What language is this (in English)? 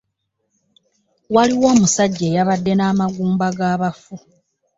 Ganda